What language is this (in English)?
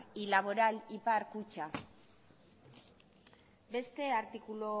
Basque